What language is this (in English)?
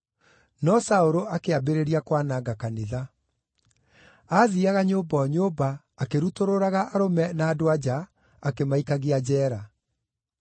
Kikuyu